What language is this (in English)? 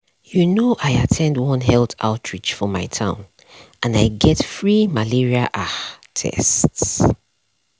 Nigerian Pidgin